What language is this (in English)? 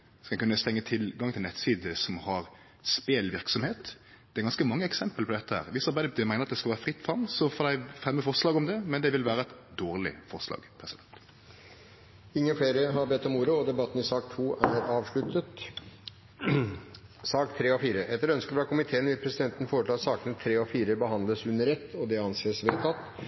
Norwegian